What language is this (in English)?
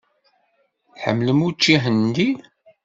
Kabyle